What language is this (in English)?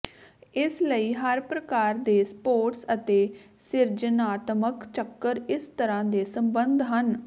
Punjabi